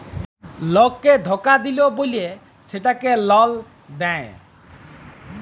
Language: Bangla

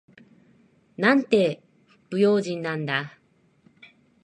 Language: Japanese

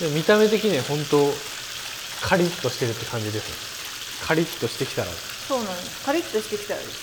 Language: Japanese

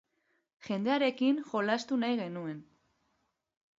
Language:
Basque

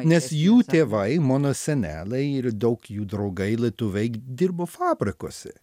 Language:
Lithuanian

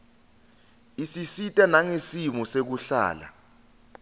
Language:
Swati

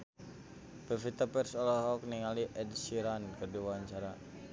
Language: Sundanese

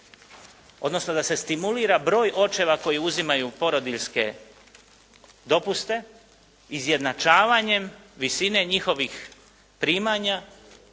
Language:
Croatian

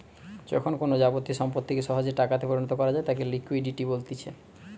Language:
Bangla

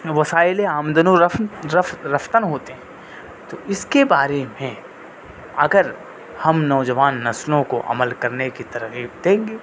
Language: Urdu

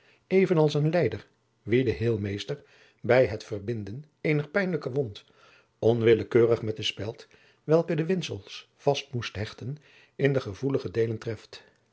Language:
Dutch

